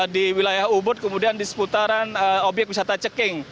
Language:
Indonesian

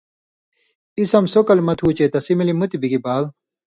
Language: Indus Kohistani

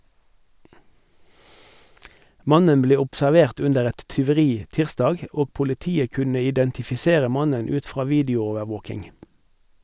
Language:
Norwegian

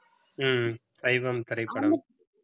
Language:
Tamil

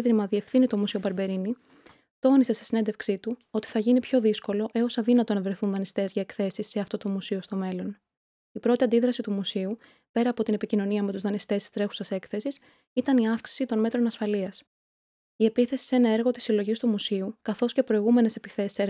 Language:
Greek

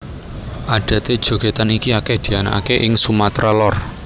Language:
Javanese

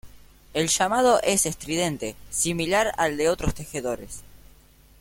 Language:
Spanish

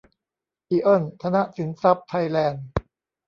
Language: Thai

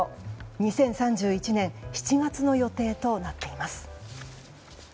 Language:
Japanese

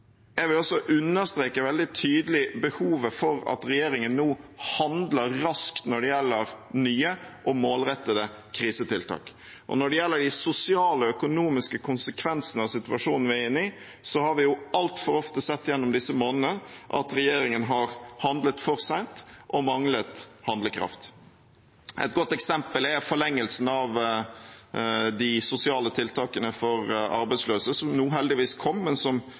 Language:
Norwegian Bokmål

